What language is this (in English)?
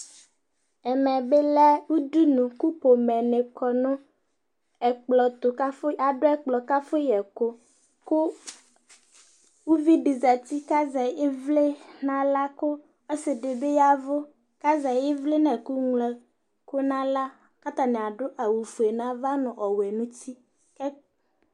Ikposo